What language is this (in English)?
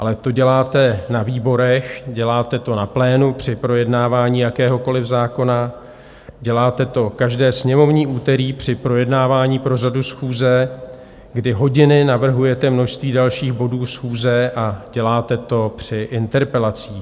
Czech